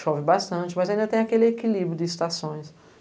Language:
Portuguese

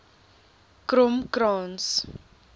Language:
Afrikaans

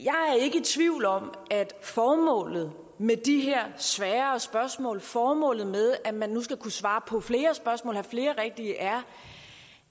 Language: Danish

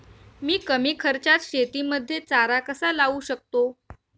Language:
Marathi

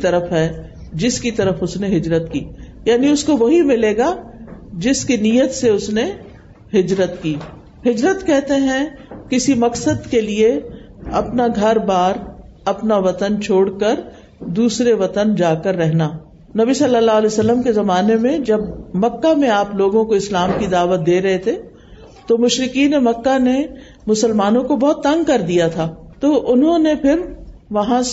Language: Urdu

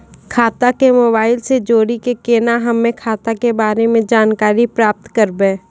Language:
Maithili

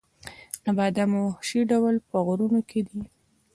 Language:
Pashto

